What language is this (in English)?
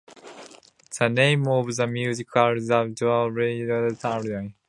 English